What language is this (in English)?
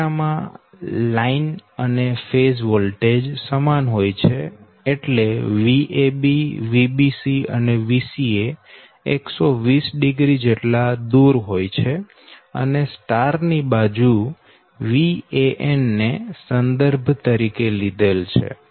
Gujarati